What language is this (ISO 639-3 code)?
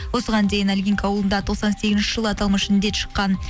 kaz